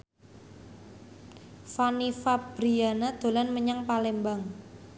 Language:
Javanese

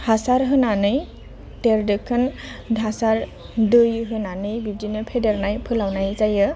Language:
Bodo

